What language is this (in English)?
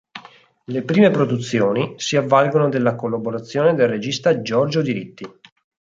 Italian